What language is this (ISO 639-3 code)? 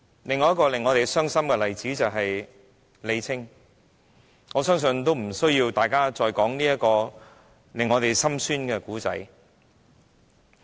yue